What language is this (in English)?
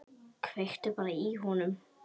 Icelandic